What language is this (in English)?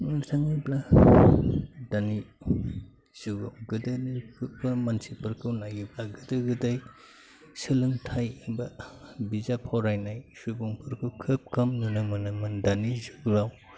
Bodo